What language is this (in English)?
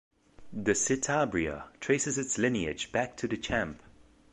English